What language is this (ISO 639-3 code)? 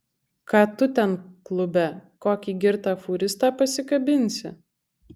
lit